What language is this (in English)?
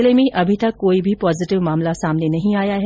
Hindi